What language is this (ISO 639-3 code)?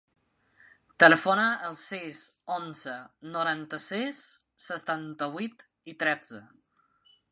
cat